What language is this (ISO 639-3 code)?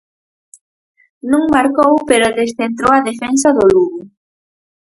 glg